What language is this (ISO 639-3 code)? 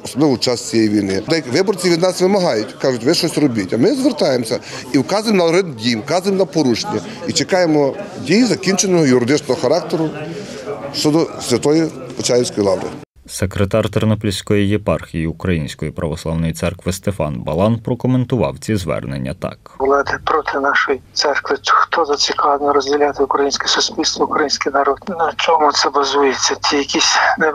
ukr